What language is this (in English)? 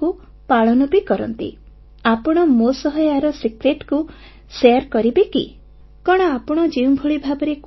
Odia